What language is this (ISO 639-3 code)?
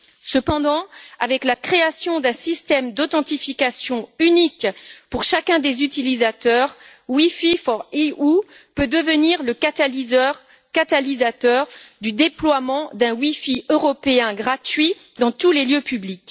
fra